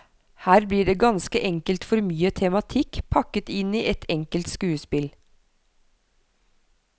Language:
Norwegian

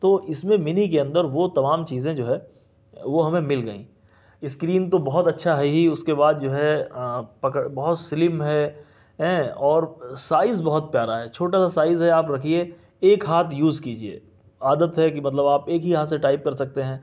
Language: Urdu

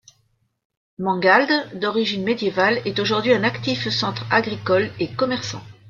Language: French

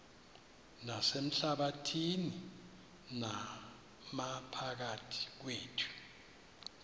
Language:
Xhosa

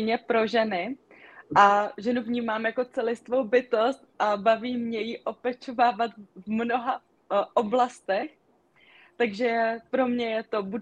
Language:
Czech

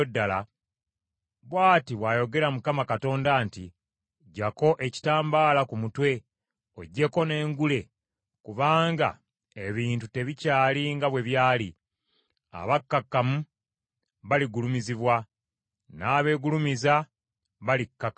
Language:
Ganda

